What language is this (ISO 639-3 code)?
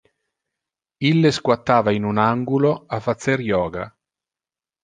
ina